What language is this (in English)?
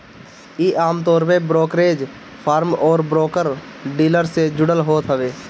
Bhojpuri